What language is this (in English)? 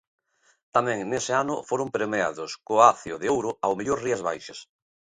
Galician